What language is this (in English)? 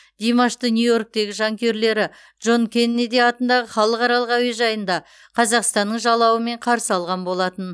Kazakh